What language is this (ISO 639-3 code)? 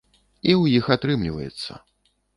bel